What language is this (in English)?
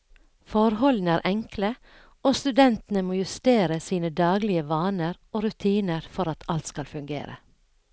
Norwegian